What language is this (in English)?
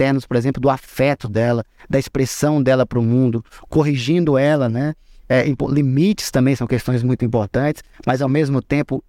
Portuguese